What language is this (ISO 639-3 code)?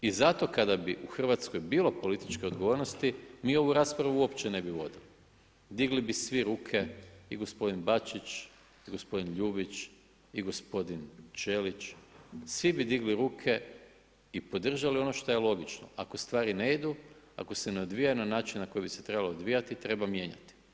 hrv